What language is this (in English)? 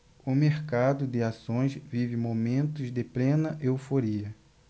Portuguese